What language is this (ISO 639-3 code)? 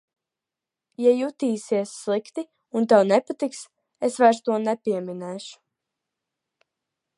lav